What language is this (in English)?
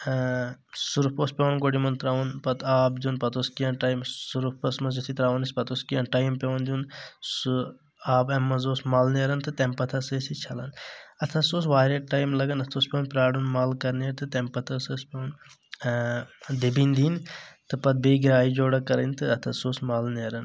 Kashmiri